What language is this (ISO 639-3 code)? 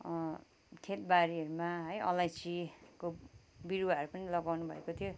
nep